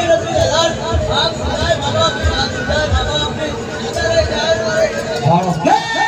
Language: Arabic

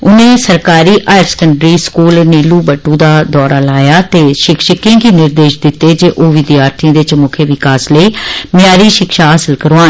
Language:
Dogri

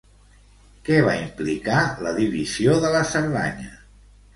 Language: Catalan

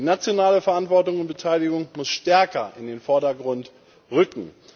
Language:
German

